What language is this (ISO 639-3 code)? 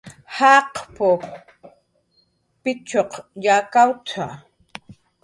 jqr